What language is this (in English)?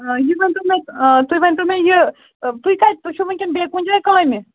Kashmiri